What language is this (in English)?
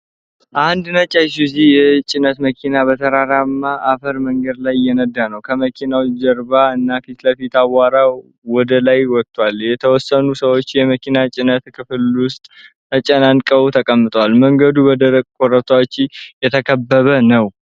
Amharic